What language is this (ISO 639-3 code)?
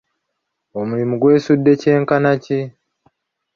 lug